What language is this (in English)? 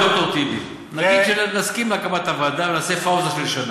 Hebrew